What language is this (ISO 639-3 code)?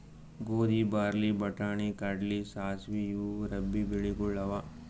kan